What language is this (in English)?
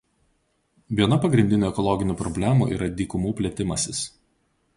Lithuanian